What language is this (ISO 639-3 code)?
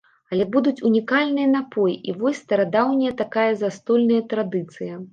bel